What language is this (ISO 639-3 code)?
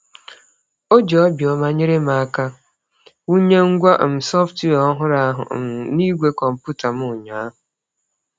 ibo